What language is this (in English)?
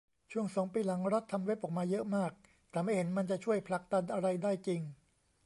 Thai